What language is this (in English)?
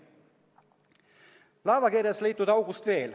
Estonian